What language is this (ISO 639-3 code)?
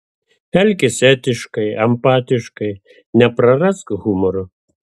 lit